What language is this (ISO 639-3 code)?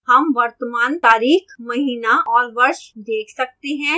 hin